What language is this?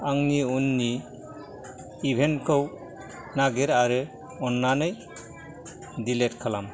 Bodo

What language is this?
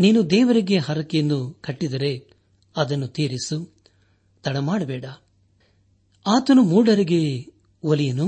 Kannada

